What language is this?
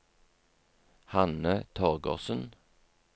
Norwegian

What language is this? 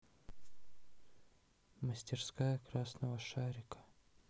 Russian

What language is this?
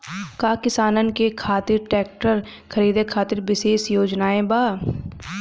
Bhojpuri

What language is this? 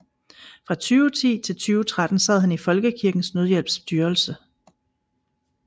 Danish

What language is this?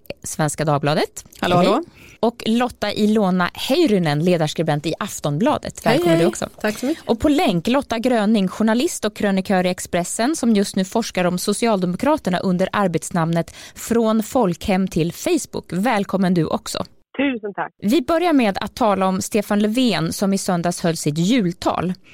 Swedish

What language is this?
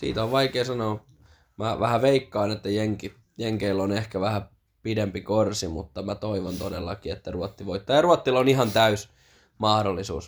Finnish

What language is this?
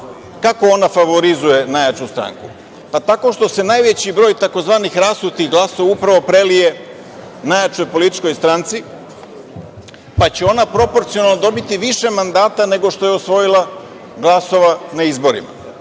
Serbian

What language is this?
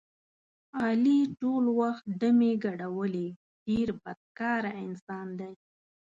Pashto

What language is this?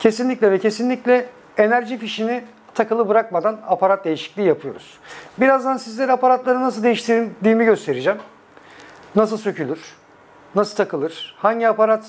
Turkish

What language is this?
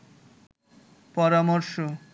Bangla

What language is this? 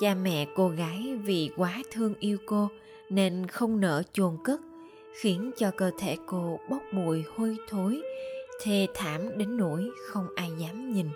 Vietnamese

